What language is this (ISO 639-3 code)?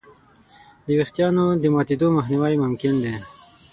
pus